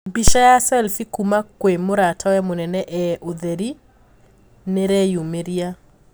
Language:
Kikuyu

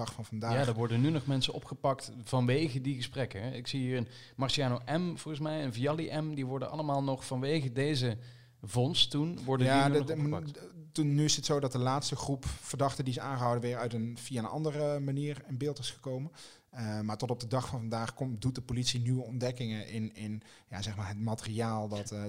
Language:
Dutch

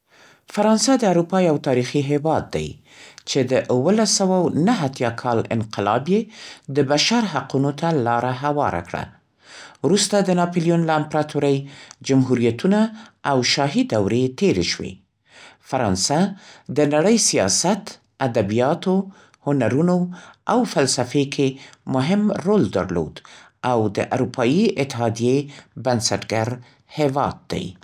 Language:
Central Pashto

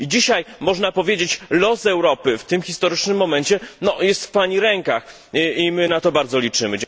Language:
Polish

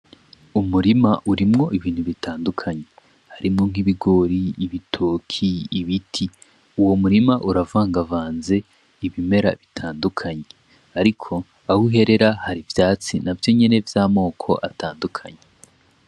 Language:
Rundi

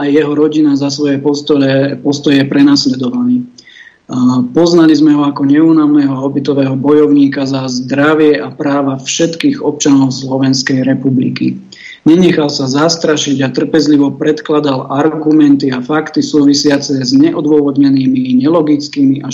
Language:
Slovak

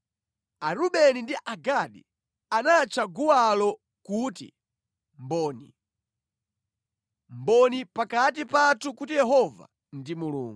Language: Nyanja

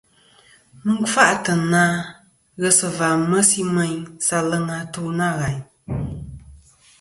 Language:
Kom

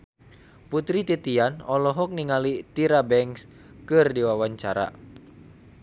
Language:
Sundanese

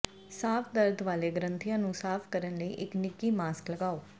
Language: Punjabi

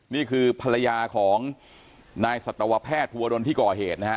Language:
Thai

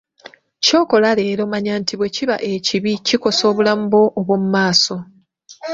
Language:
Ganda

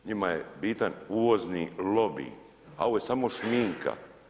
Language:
Croatian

